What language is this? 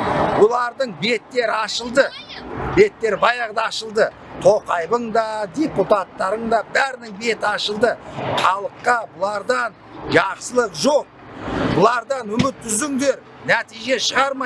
Turkish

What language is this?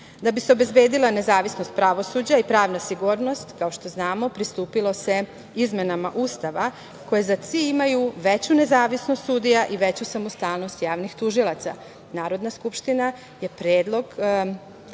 Serbian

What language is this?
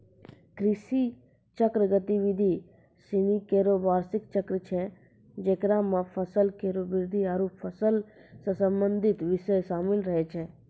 Maithili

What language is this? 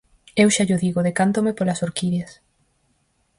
Galician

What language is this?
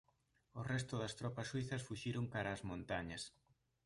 Galician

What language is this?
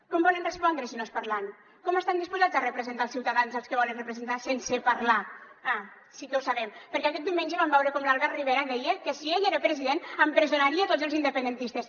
Catalan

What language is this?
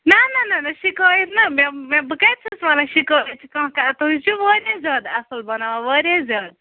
Kashmiri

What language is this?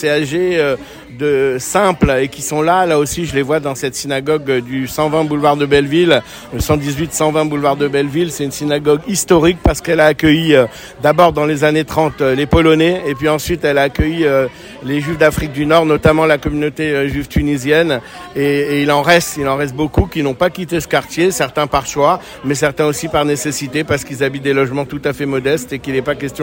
French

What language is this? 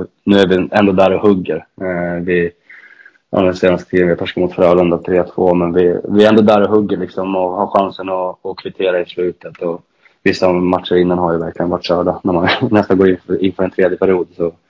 Swedish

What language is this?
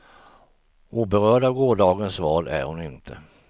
Swedish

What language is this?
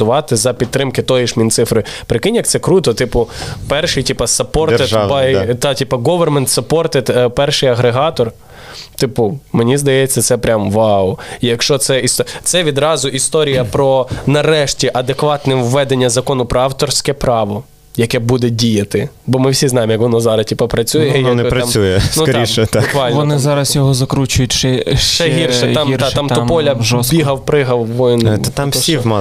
Ukrainian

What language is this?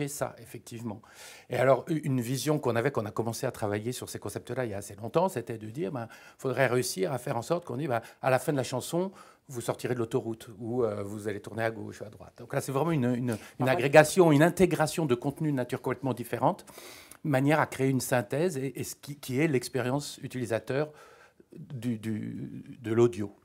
French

